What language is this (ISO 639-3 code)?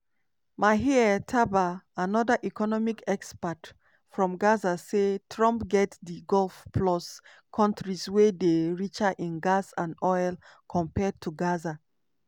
pcm